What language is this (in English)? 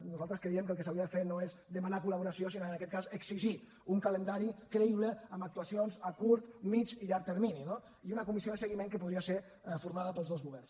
Catalan